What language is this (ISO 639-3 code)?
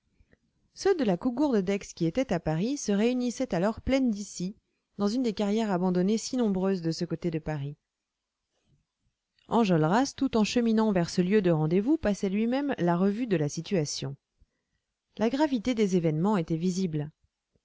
fra